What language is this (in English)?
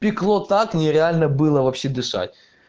Russian